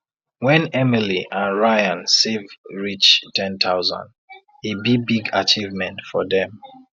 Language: Nigerian Pidgin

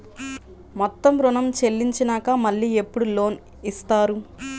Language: Telugu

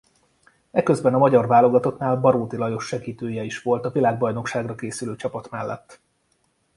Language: Hungarian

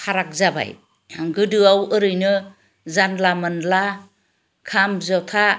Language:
Bodo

